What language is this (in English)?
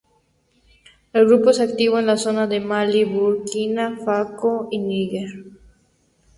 Spanish